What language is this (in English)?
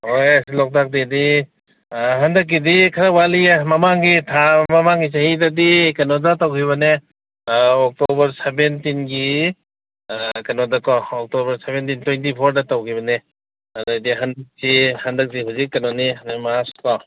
Manipuri